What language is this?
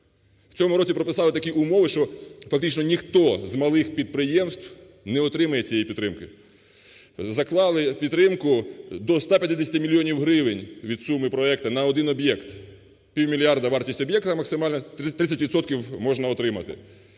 Ukrainian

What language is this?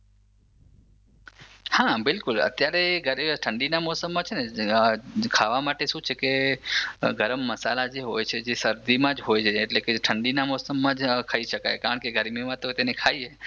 Gujarati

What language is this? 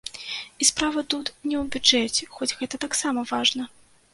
Belarusian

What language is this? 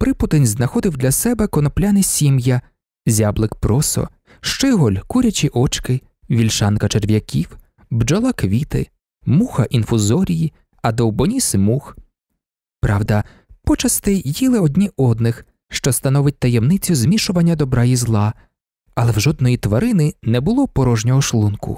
Ukrainian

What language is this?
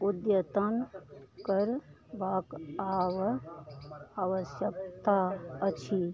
Maithili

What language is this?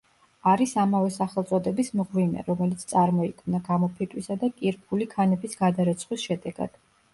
Georgian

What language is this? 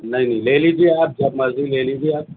Urdu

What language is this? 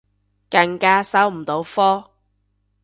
Cantonese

